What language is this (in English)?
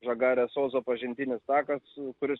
Lithuanian